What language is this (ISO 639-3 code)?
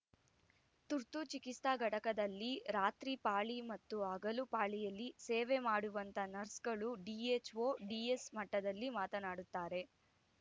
kan